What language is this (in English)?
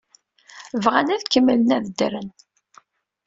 Kabyle